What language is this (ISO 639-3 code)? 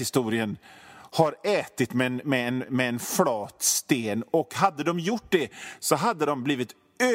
swe